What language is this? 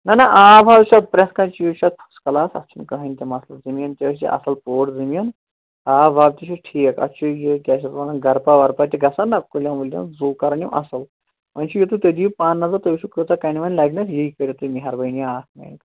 Kashmiri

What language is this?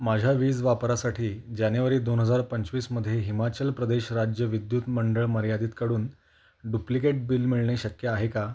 Marathi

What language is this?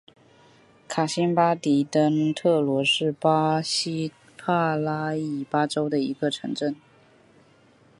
Chinese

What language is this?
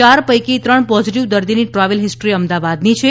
Gujarati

